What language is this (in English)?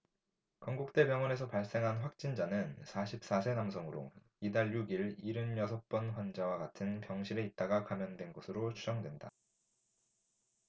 Korean